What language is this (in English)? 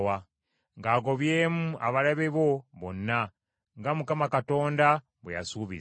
Ganda